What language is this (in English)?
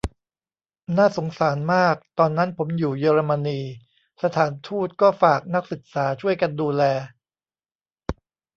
Thai